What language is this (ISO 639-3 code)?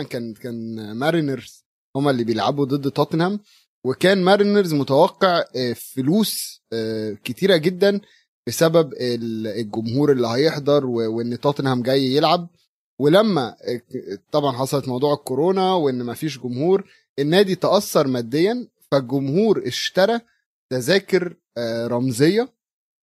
ara